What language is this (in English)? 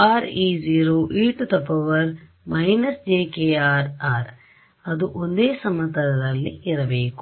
Kannada